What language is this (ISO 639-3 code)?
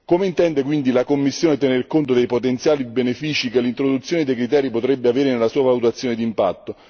ita